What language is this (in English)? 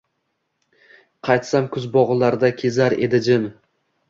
Uzbek